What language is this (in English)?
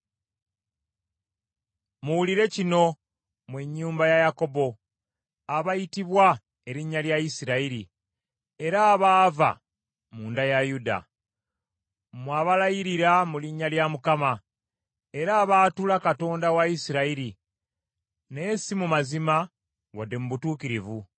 Ganda